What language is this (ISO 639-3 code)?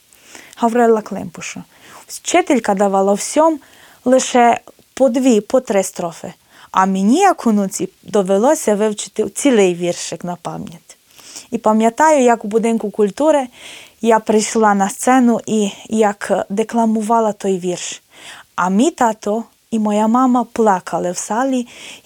ukr